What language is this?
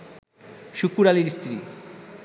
Bangla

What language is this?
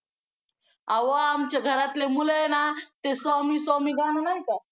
Marathi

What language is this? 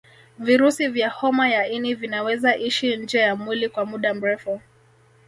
Swahili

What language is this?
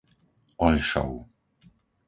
Slovak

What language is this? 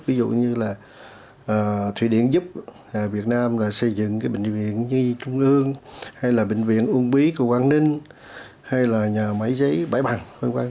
Vietnamese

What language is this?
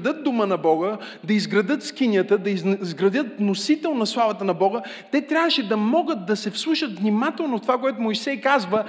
Bulgarian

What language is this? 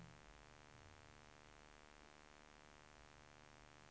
Swedish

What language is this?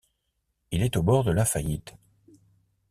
French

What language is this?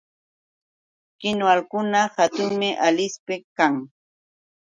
Yauyos Quechua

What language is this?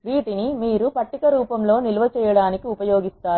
Telugu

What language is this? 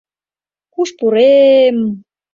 Mari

